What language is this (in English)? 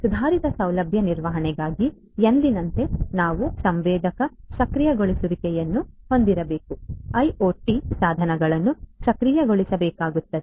Kannada